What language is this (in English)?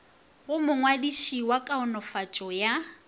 Northern Sotho